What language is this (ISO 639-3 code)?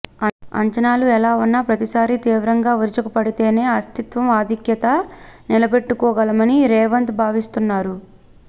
tel